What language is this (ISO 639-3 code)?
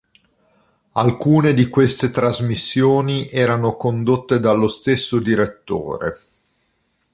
ita